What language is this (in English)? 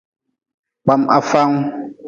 Nawdm